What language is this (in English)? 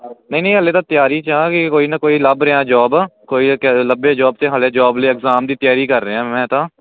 Punjabi